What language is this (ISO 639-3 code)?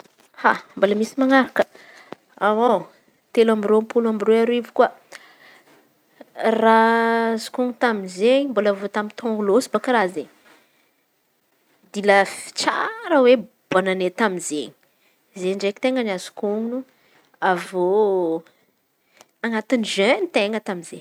xmv